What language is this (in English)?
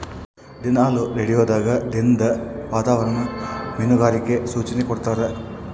Kannada